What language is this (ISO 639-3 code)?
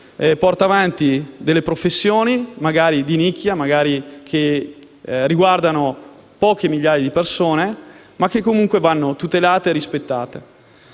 ita